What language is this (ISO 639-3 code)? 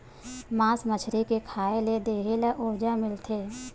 hne